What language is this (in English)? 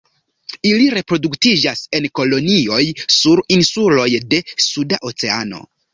Esperanto